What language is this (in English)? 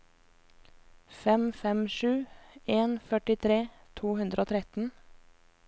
Norwegian